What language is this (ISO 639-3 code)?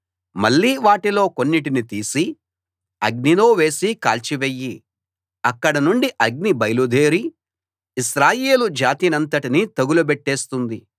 tel